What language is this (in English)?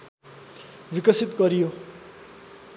Nepali